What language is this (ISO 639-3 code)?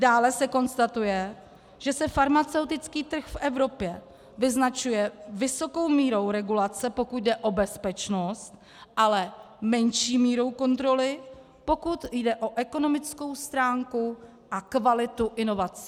ces